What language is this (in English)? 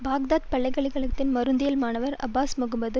Tamil